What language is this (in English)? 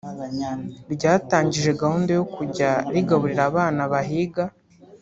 Kinyarwanda